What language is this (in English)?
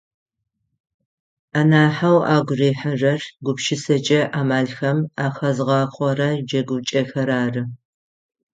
Adyghe